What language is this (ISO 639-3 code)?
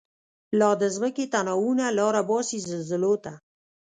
pus